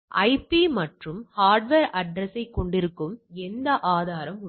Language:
Tamil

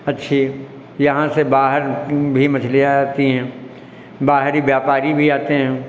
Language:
Hindi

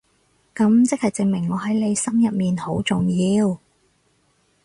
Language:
Cantonese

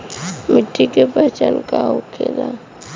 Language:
Bhojpuri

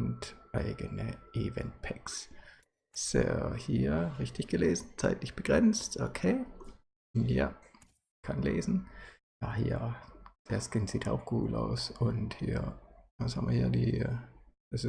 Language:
German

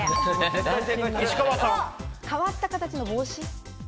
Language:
Japanese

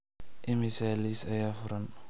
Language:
Somali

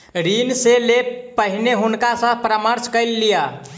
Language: Maithili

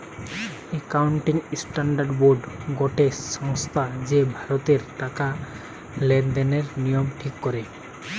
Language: Bangla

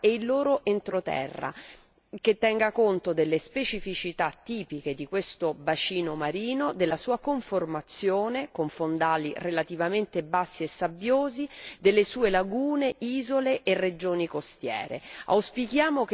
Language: Italian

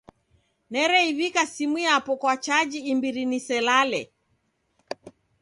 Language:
Taita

